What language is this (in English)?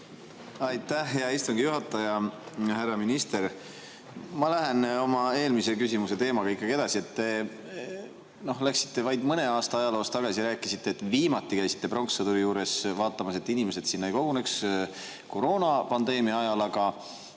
Estonian